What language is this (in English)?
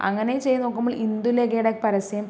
Malayalam